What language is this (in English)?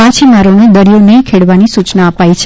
Gujarati